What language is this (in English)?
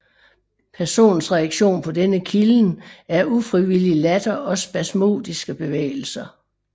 Danish